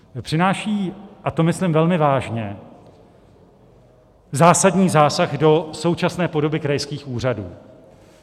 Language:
Czech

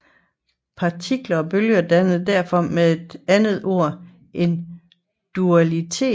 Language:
Danish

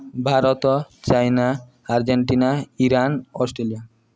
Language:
Odia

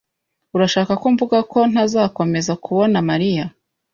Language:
Kinyarwanda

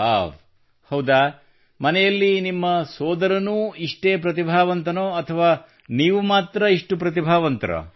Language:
Kannada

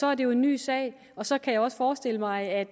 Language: Danish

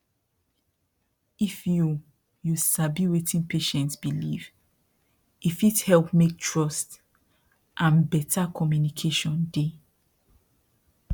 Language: Nigerian Pidgin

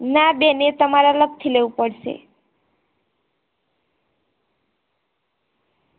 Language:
Gujarati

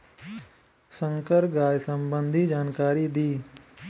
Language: Bhojpuri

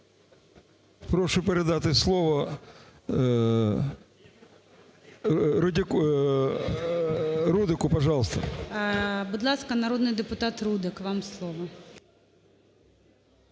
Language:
Ukrainian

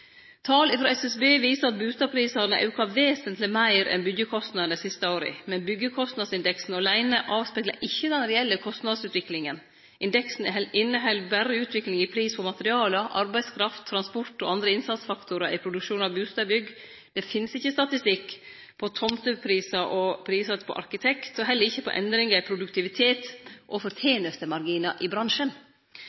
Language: Norwegian Nynorsk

